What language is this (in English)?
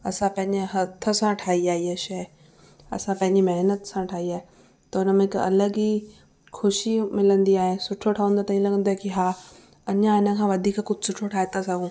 Sindhi